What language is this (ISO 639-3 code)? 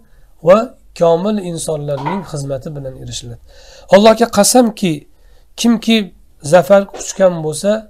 tur